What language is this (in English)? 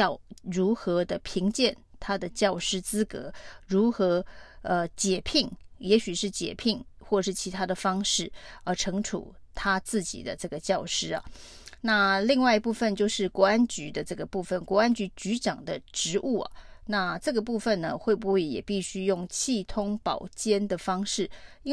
Chinese